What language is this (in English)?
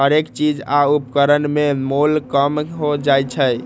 Magahi